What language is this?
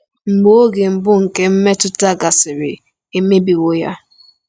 Igbo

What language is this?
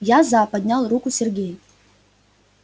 Russian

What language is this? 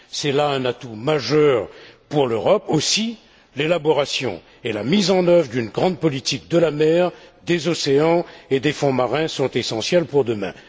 French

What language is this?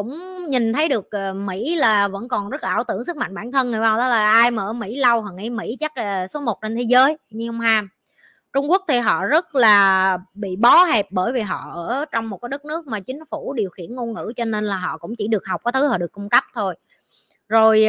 Vietnamese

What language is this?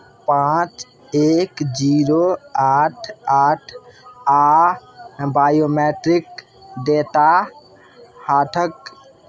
Maithili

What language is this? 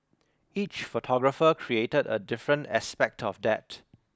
English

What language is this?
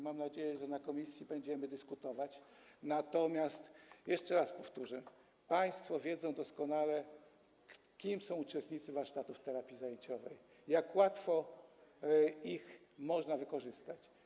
Polish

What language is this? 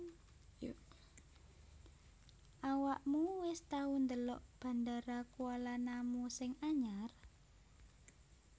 Javanese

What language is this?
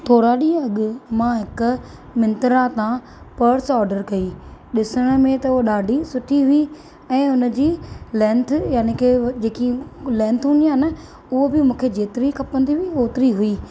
Sindhi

